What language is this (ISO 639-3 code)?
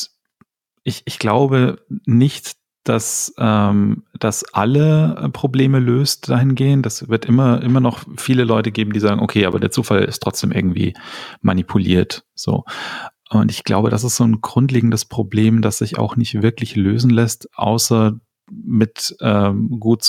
deu